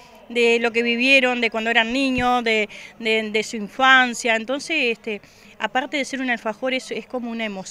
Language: Spanish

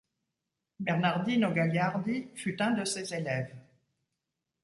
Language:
French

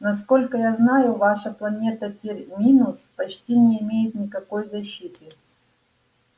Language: Russian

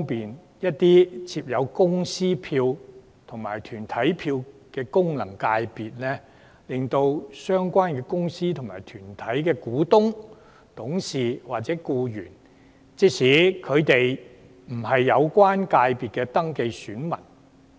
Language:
Cantonese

